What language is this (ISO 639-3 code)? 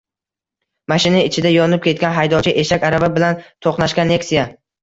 uzb